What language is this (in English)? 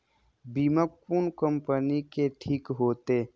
Maithili